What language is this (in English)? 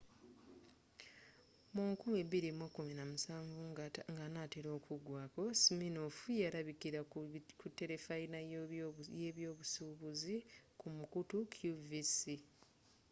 Ganda